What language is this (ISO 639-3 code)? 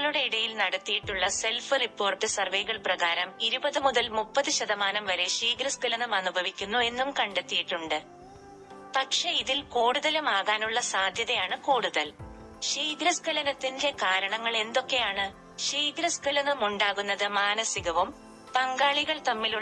mal